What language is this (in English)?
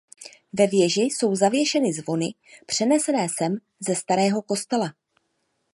Czech